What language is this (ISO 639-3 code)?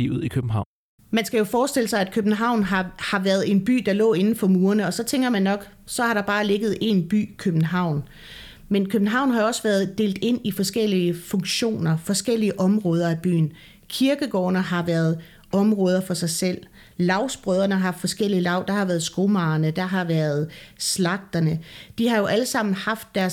dan